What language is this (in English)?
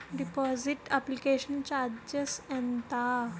Telugu